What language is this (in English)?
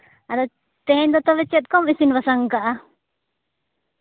Santali